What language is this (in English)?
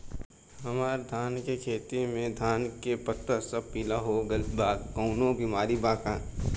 Bhojpuri